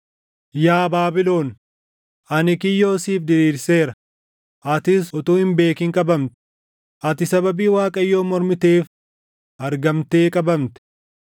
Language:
Oromo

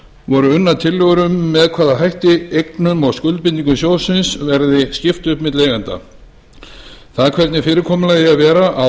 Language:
Icelandic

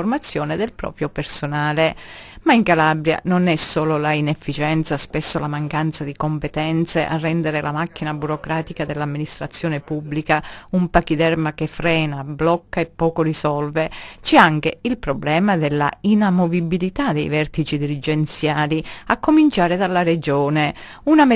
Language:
Italian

